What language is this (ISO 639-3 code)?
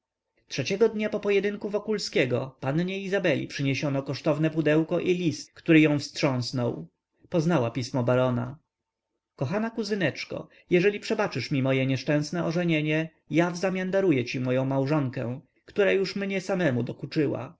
pol